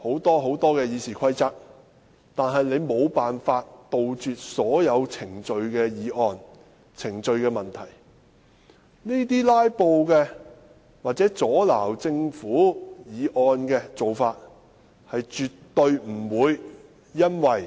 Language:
Cantonese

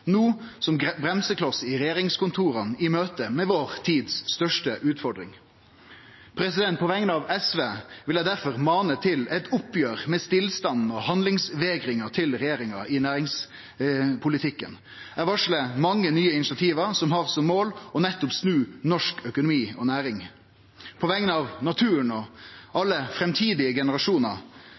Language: Norwegian Nynorsk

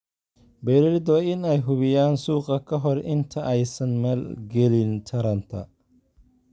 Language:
Somali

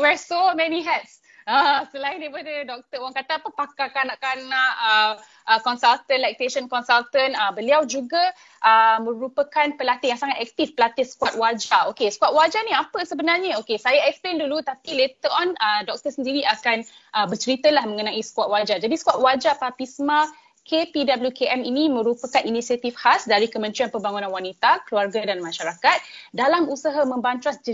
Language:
Malay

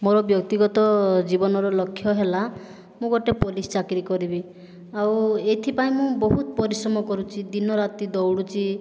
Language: Odia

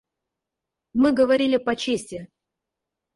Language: Russian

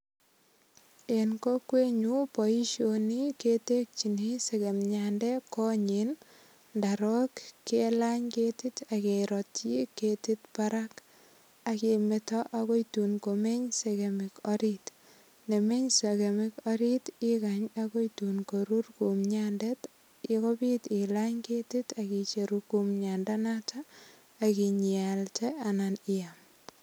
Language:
Kalenjin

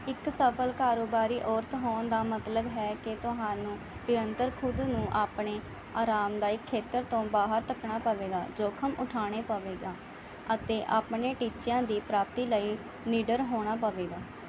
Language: Punjabi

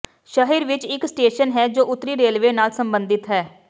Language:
Punjabi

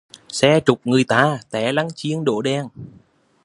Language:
Vietnamese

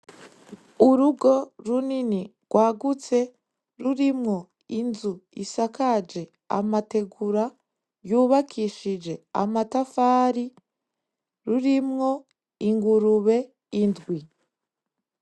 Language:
Rundi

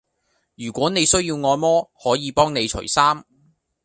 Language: Cantonese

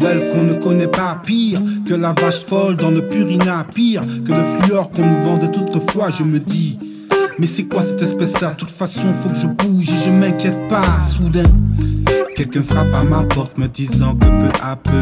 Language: French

